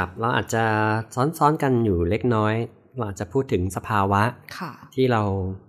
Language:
Thai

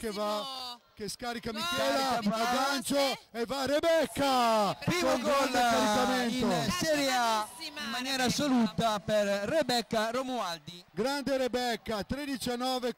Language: Italian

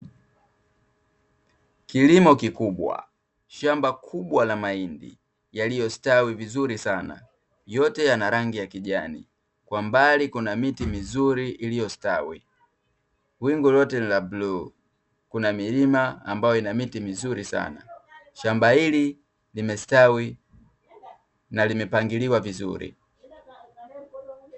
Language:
Swahili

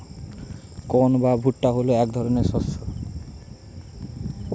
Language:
Bangla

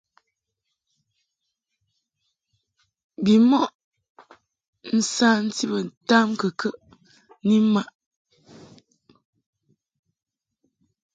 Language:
Mungaka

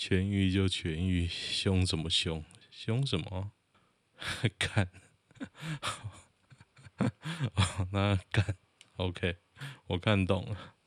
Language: Chinese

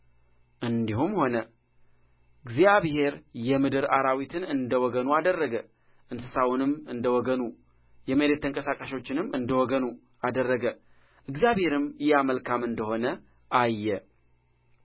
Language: Amharic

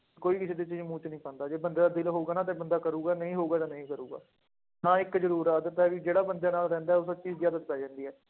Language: Punjabi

